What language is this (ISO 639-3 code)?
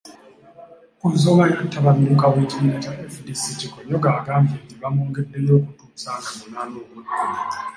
lug